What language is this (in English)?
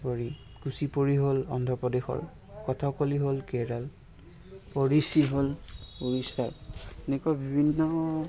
Assamese